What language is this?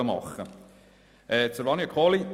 Swiss German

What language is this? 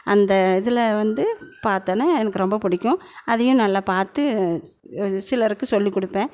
Tamil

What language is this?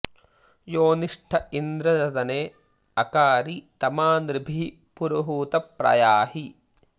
Sanskrit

